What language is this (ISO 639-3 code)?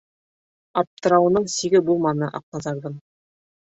bak